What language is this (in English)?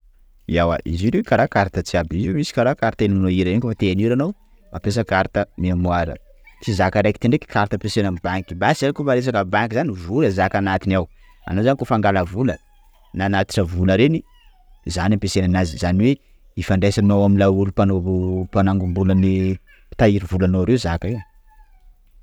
Sakalava Malagasy